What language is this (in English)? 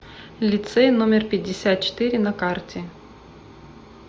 Russian